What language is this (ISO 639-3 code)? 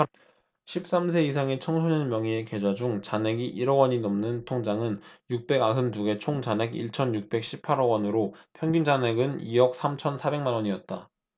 kor